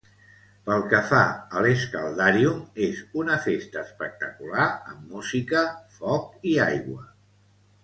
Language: Catalan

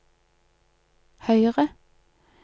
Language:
Norwegian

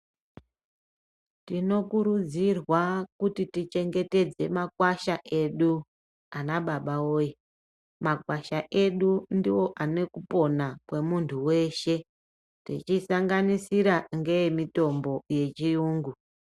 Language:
Ndau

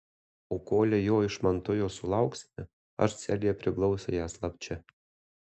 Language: Lithuanian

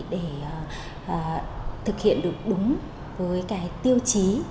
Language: Vietnamese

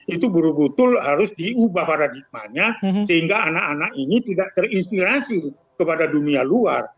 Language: Indonesian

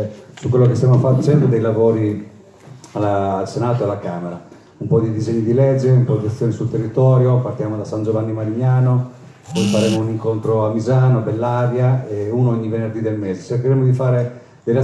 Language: Italian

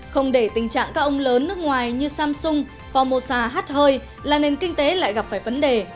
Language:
Vietnamese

